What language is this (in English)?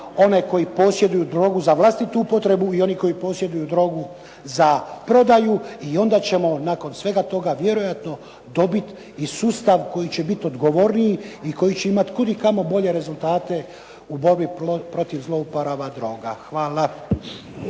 Croatian